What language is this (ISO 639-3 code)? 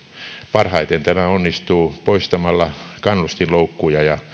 fin